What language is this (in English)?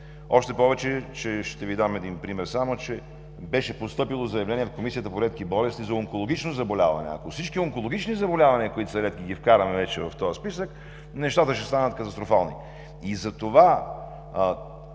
Bulgarian